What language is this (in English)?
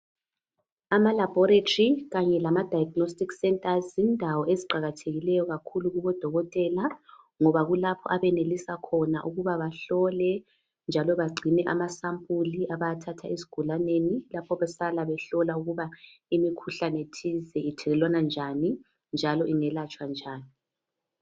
North Ndebele